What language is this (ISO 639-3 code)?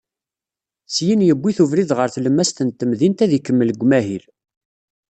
kab